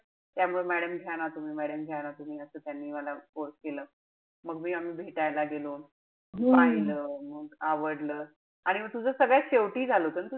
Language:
Marathi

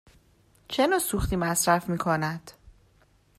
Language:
Persian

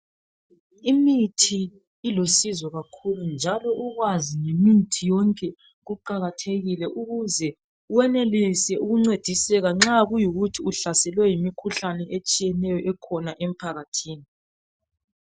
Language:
North Ndebele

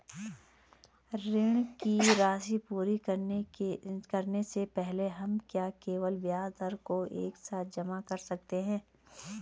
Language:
Hindi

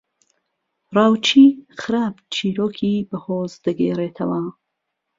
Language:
Central Kurdish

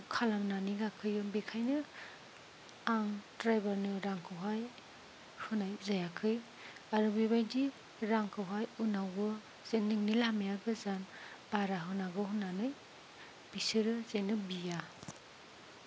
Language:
Bodo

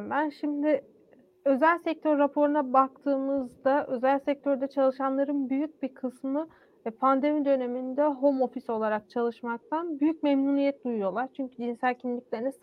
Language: Turkish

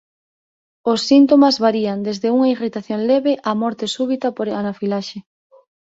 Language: Galician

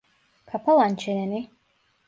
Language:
Turkish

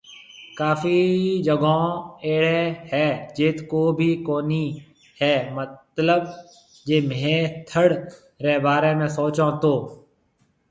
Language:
Marwari (Pakistan)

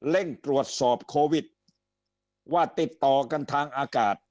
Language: Thai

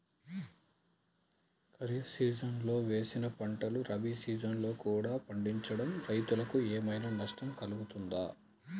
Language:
Telugu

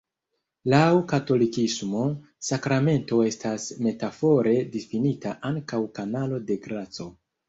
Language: Esperanto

